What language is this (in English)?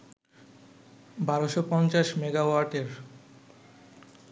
Bangla